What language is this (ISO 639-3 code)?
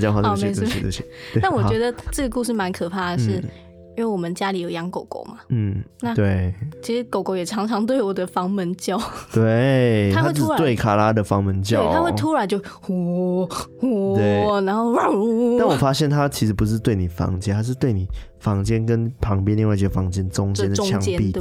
zho